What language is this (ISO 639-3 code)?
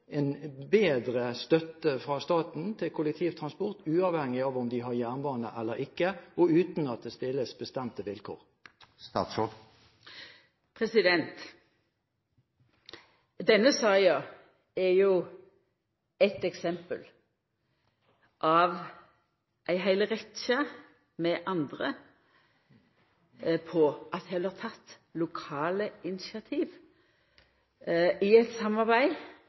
nor